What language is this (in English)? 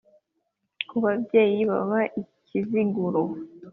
Kinyarwanda